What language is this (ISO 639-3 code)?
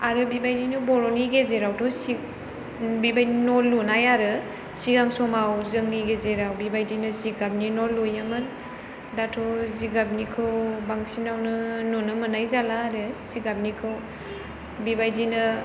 brx